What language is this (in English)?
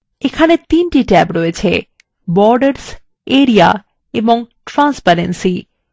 Bangla